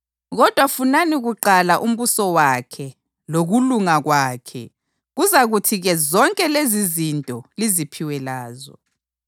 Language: North Ndebele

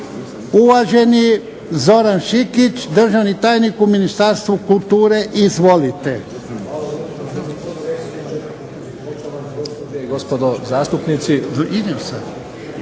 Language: Croatian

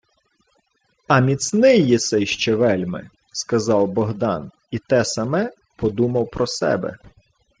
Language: Ukrainian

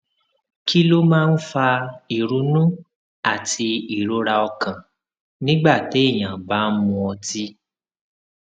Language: Yoruba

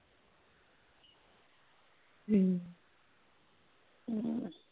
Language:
Punjabi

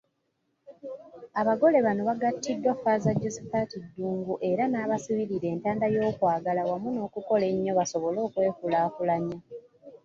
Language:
Ganda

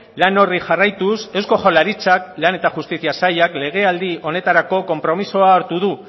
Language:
Basque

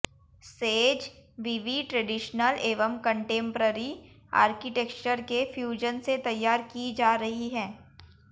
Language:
Hindi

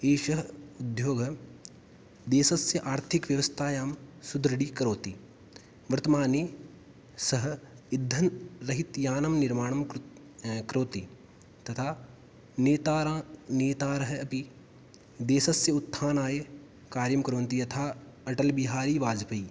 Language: Sanskrit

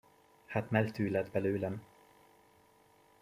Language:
Hungarian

